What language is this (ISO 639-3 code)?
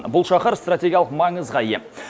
kaz